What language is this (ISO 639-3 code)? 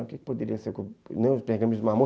por